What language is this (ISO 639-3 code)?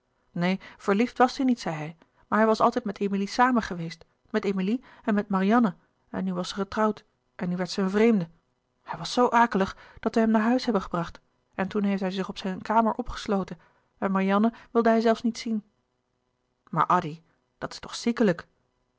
nld